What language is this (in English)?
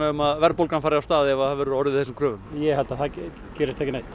Icelandic